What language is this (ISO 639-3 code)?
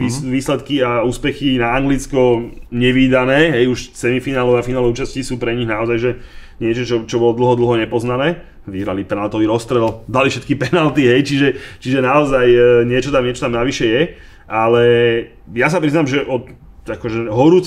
slk